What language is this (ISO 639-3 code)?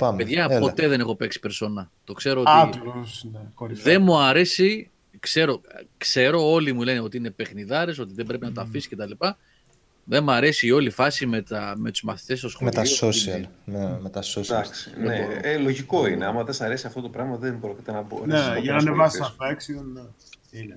ell